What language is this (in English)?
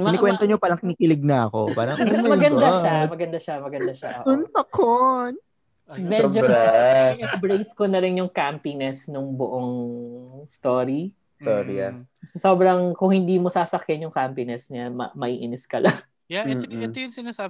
Filipino